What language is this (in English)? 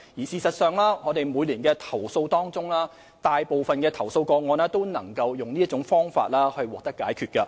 Cantonese